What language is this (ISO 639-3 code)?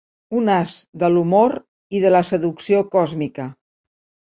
cat